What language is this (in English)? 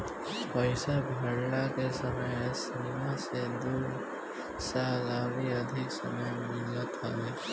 Bhojpuri